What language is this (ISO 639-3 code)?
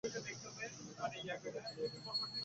ben